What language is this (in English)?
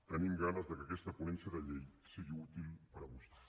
Catalan